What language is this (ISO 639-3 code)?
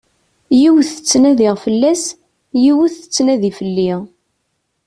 kab